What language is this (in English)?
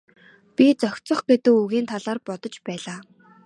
Mongolian